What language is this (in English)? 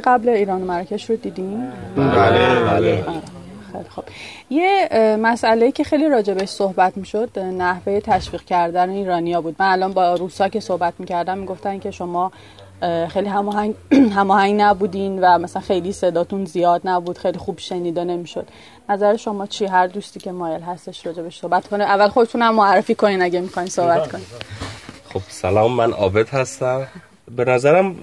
Persian